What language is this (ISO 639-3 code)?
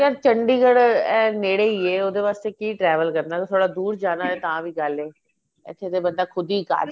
pan